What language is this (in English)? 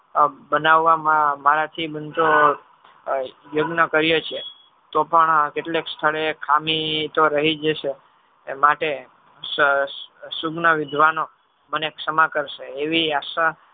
Gujarati